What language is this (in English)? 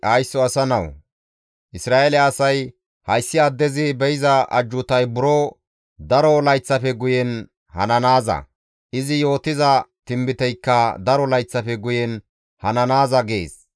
Gamo